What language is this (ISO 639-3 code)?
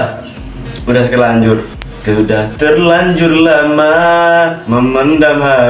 ind